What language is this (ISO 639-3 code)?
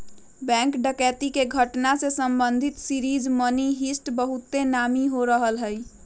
mag